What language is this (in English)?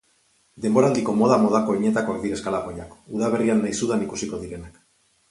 Basque